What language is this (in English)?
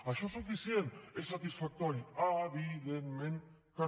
Catalan